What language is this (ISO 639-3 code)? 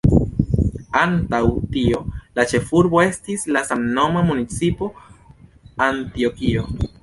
epo